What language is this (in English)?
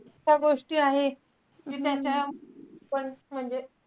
Marathi